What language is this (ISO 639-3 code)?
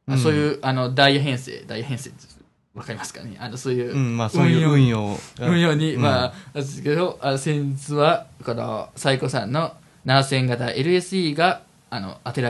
jpn